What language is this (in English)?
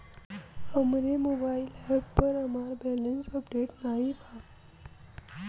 Bhojpuri